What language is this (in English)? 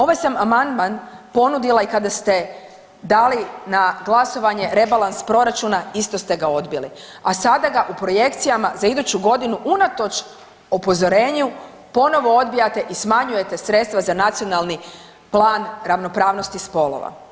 Croatian